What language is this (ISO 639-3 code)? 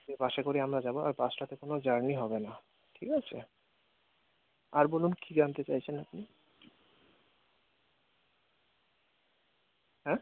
ben